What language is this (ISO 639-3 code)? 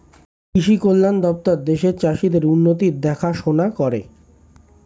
ben